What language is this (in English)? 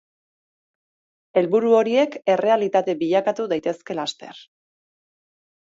Basque